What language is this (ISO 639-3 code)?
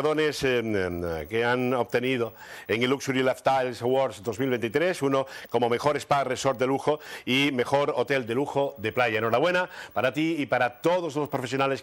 spa